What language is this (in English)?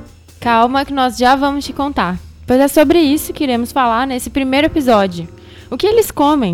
Portuguese